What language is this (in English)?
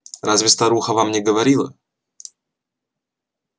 Russian